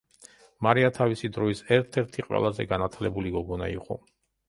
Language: Georgian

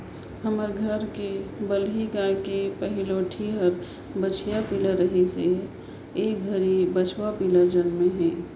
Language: Chhattisgarhi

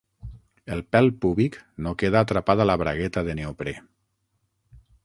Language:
Catalan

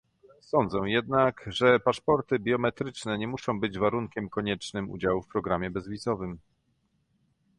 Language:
Polish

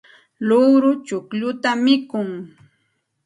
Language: Santa Ana de Tusi Pasco Quechua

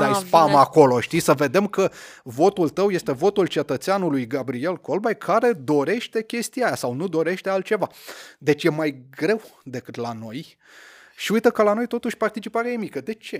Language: Romanian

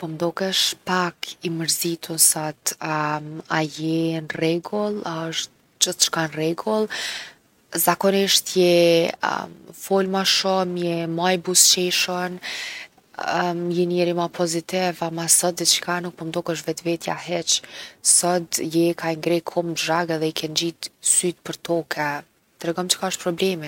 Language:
Gheg Albanian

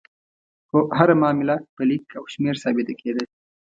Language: Pashto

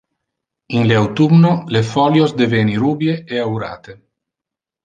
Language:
Interlingua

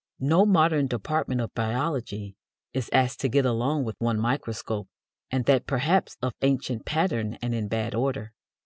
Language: English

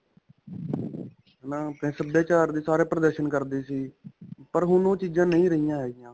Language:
Punjabi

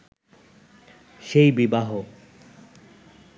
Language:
Bangla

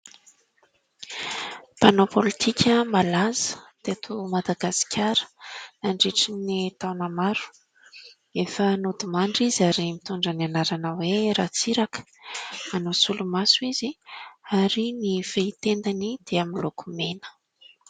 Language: Malagasy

